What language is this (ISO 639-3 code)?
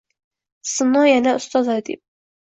uzb